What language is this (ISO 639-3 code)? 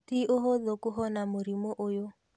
kik